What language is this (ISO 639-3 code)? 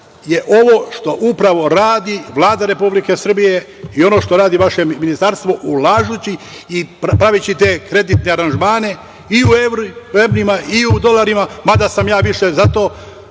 srp